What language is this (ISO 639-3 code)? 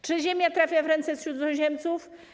pol